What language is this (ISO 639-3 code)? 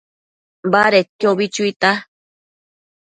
mcf